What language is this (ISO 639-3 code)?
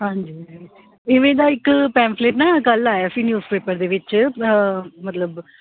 pan